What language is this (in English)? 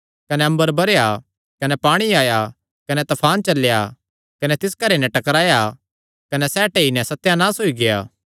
Kangri